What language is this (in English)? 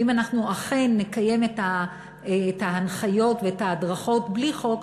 Hebrew